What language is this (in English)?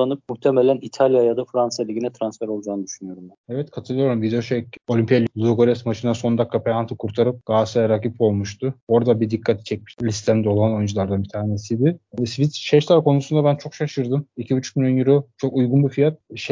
Turkish